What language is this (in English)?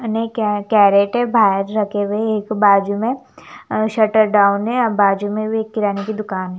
Hindi